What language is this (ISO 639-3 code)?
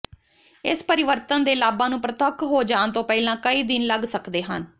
pan